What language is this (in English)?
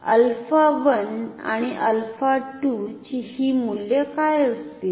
Marathi